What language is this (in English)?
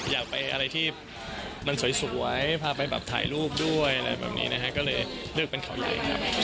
Thai